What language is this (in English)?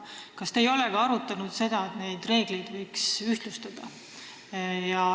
Estonian